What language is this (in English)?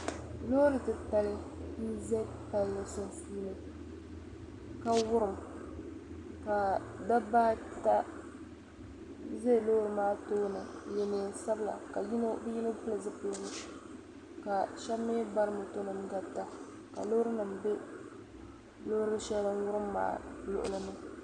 Dagbani